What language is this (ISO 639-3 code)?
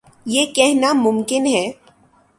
urd